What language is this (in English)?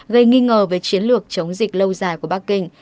Vietnamese